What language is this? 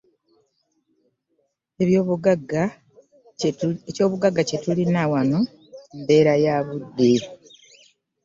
Ganda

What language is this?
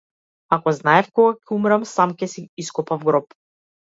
Macedonian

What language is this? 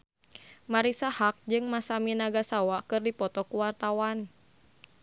Sundanese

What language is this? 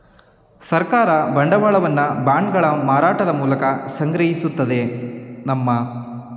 Kannada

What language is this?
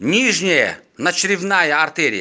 Russian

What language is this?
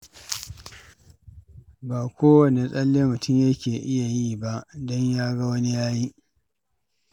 Hausa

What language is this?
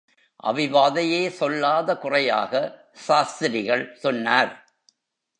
Tamil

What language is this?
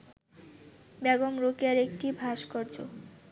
Bangla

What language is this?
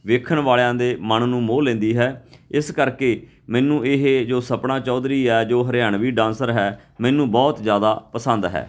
Punjabi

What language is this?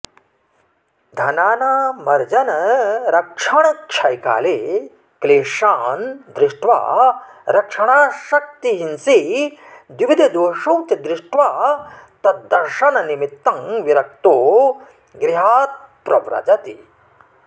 Sanskrit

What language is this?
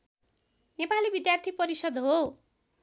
Nepali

